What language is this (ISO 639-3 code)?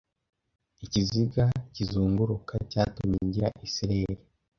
kin